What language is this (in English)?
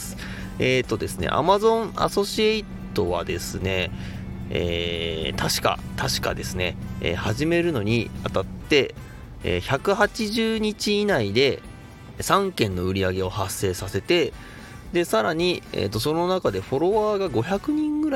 Japanese